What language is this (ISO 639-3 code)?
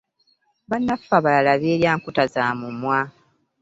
lug